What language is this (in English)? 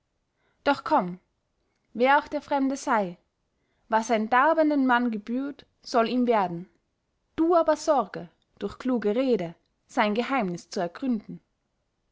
German